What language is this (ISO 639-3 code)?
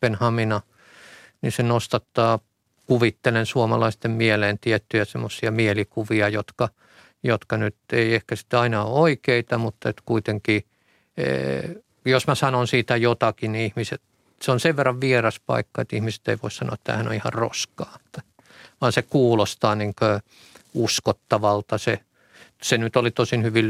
fin